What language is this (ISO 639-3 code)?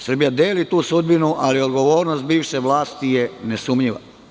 srp